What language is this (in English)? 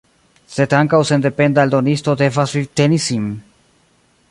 Esperanto